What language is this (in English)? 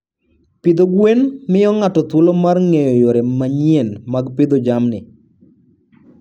Luo (Kenya and Tanzania)